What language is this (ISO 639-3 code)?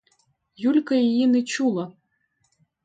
ukr